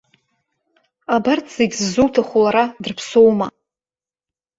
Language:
Abkhazian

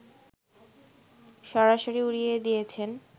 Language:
Bangla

